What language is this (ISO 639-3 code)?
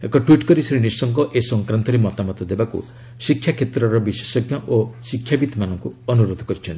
ori